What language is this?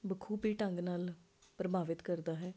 Punjabi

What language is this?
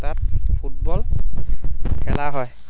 Assamese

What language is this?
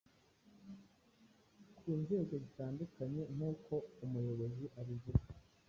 Kinyarwanda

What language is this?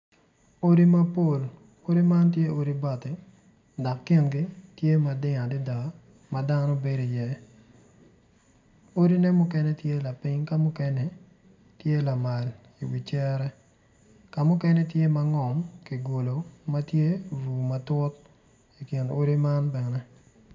Acoli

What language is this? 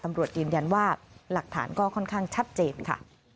Thai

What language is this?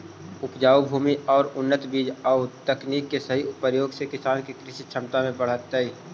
Magahi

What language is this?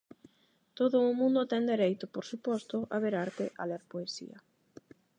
Galician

